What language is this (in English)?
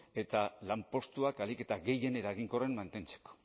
Basque